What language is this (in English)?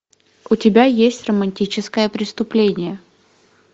Russian